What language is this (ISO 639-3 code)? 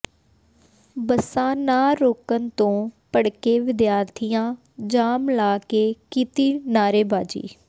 pan